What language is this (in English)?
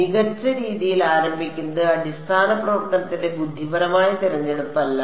Malayalam